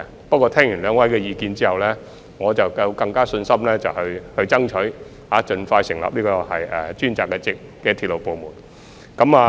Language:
Cantonese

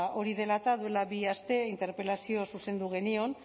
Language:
Basque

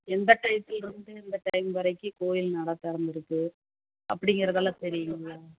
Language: Tamil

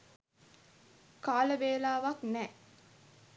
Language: Sinhala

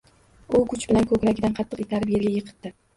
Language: Uzbek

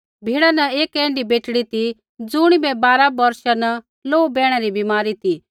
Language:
Kullu Pahari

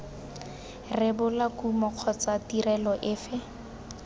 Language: Tswana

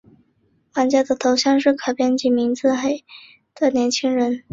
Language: Chinese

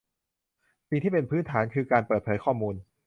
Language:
Thai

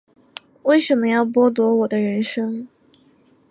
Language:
Chinese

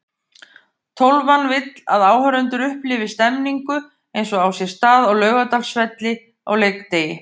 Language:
Icelandic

